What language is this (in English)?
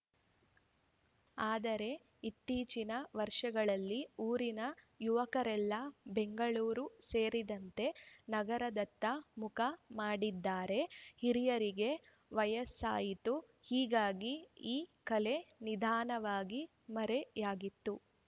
Kannada